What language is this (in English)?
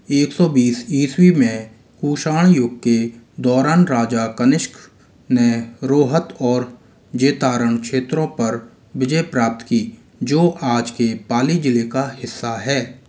Hindi